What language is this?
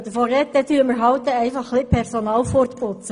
Swiss German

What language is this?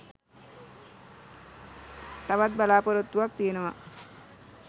Sinhala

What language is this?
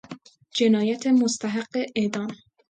Persian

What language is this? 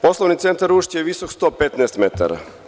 Serbian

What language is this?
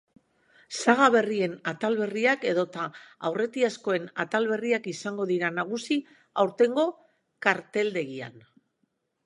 Basque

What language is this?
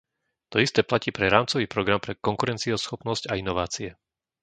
Slovak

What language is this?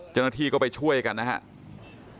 Thai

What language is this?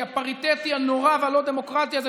Hebrew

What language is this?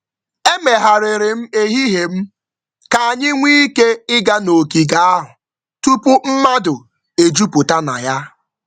Igbo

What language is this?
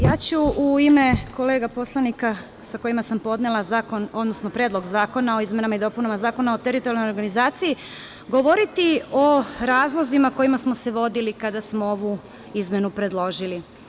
Serbian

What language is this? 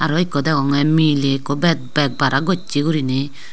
Chakma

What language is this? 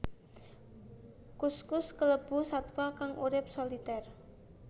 Javanese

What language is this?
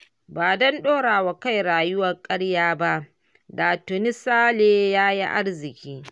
Hausa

